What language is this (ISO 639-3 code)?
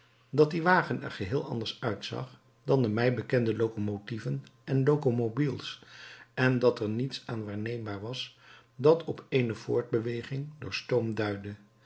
nld